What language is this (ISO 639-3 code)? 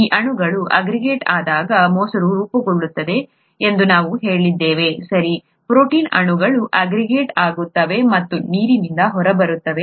kan